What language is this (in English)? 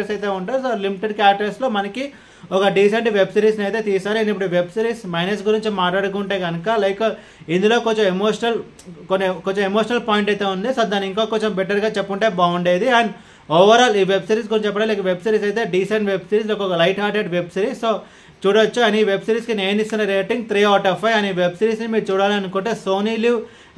Telugu